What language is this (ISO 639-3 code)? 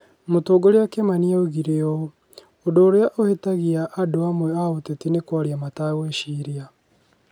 kik